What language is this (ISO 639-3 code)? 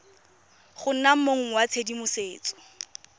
tsn